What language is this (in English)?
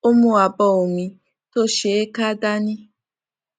Yoruba